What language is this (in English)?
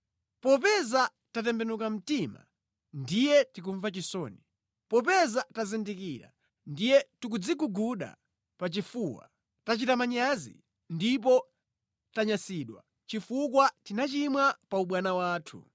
Nyanja